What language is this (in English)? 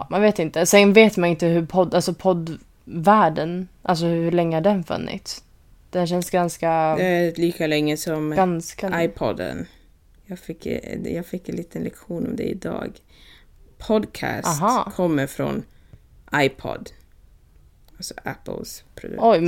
Swedish